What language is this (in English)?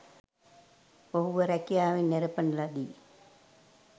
Sinhala